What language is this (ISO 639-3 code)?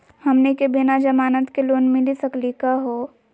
mag